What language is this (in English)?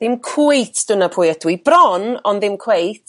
Welsh